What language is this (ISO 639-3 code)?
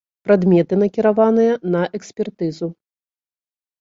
bel